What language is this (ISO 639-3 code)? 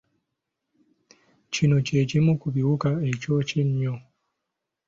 lug